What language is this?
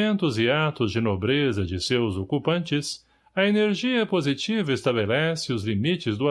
Portuguese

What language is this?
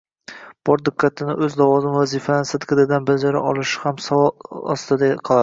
Uzbek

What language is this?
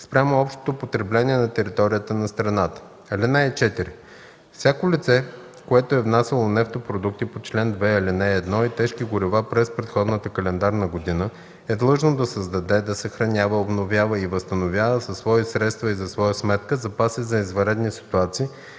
Bulgarian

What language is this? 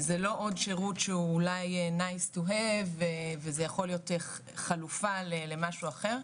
Hebrew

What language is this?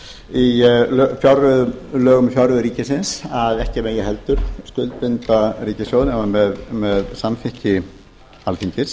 Icelandic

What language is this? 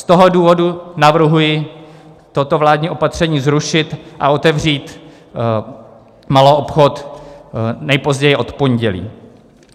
Czech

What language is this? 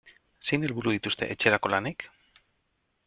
Basque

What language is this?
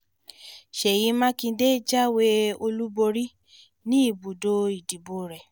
Yoruba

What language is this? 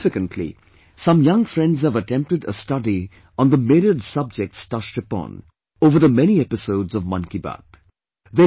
English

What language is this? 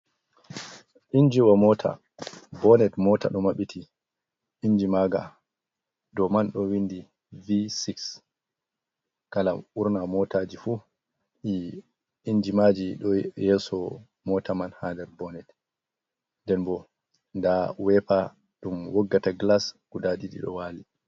Fula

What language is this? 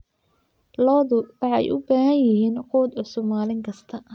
Somali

